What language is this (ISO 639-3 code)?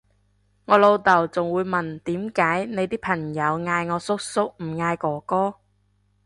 yue